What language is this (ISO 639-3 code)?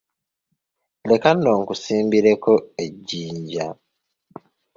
lug